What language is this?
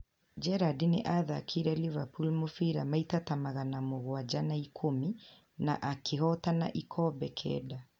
Kikuyu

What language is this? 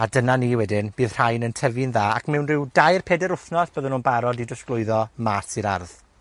Welsh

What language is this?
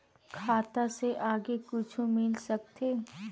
Chhattisgarhi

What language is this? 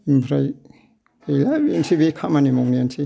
Bodo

